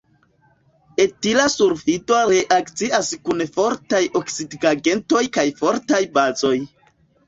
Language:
Esperanto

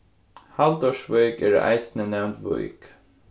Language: Faroese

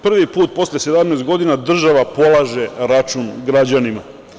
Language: Serbian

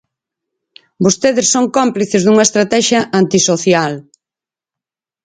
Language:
Galician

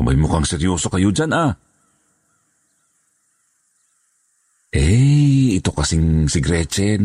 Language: Filipino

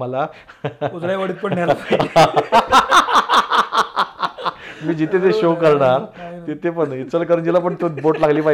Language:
Marathi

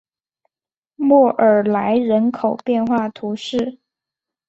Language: Chinese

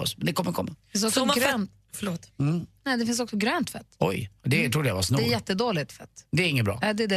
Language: Swedish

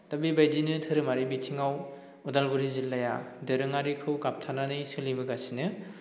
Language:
Bodo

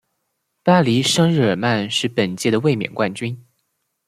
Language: Chinese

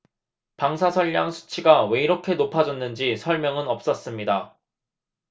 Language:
Korean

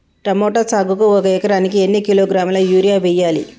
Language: Telugu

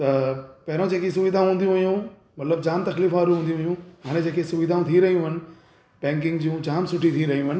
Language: Sindhi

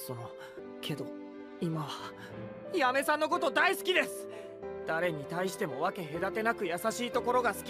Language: Japanese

